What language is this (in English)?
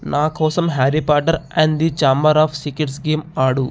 Telugu